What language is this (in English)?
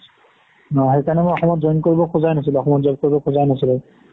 Assamese